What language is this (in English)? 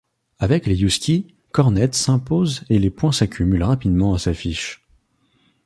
French